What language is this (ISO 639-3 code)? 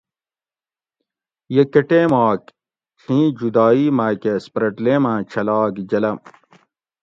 gwc